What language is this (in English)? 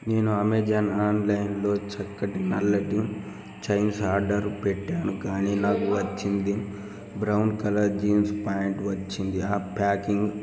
Telugu